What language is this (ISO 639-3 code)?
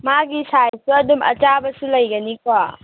mni